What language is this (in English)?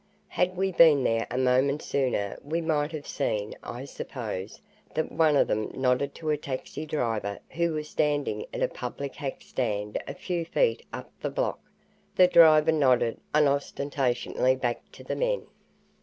English